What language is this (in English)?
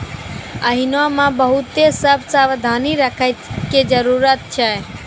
Maithili